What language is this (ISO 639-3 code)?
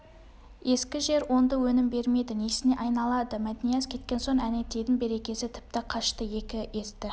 kaz